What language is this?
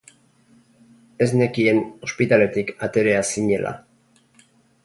Basque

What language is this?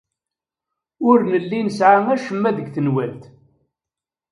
Kabyle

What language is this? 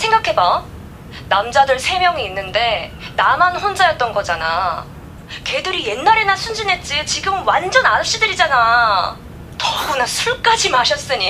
Korean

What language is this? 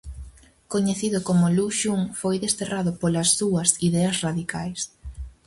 Galician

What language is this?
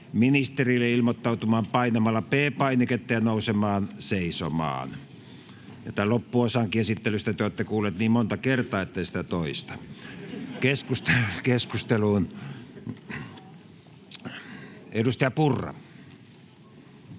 Finnish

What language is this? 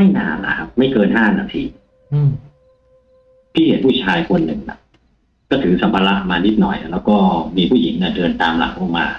Thai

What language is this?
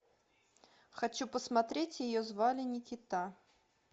Russian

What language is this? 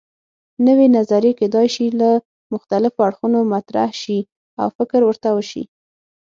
Pashto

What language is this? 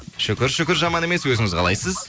Kazakh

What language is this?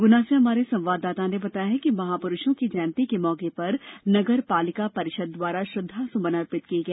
Hindi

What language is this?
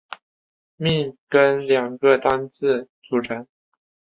Chinese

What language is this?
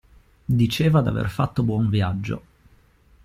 Italian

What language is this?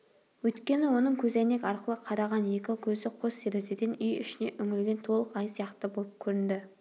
Kazakh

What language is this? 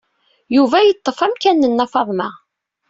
Kabyle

